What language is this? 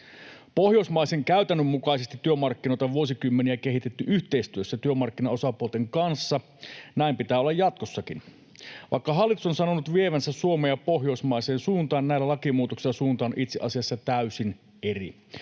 Finnish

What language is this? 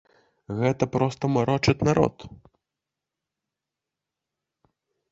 Belarusian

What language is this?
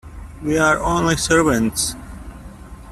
English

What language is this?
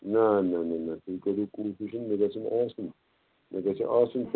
Kashmiri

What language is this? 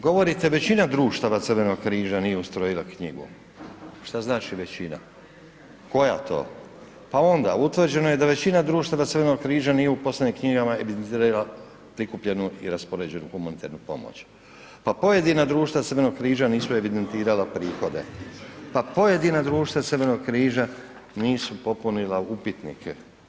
Croatian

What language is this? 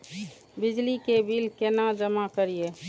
Maithili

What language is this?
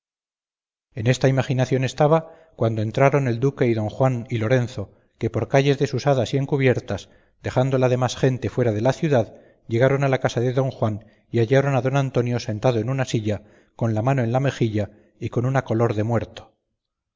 Spanish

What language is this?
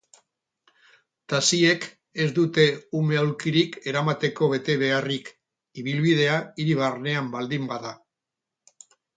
Basque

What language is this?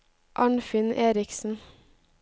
Norwegian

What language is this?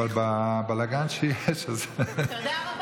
Hebrew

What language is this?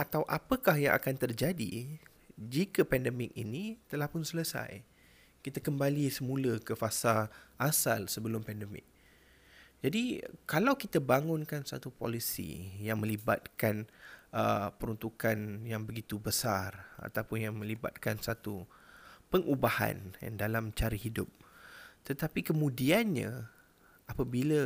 Malay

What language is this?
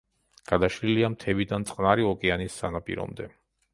Georgian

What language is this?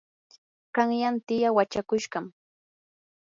Yanahuanca Pasco Quechua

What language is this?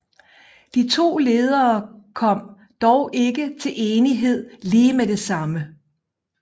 Danish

